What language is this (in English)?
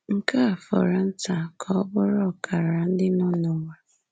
Igbo